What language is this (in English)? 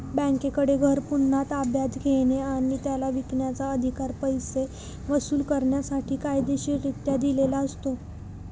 Marathi